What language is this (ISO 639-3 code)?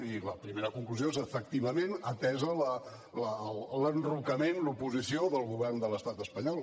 cat